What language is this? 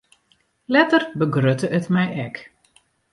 Western Frisian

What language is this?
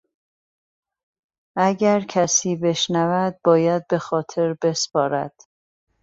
Persian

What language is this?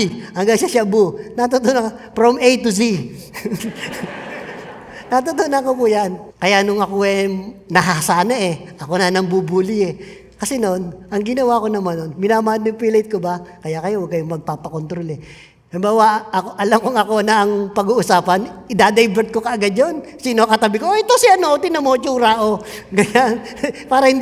Filipino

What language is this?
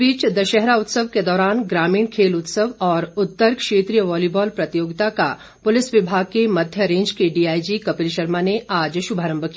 Hindi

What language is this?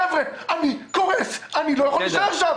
Hebrew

